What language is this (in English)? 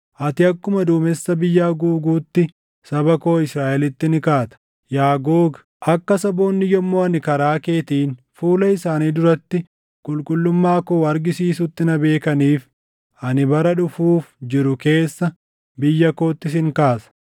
Oromo